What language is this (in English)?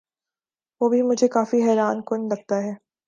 Urdu